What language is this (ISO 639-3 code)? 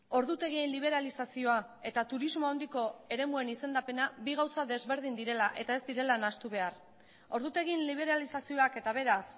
eus